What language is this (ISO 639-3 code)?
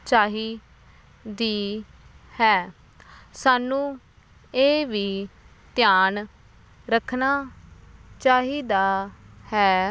pan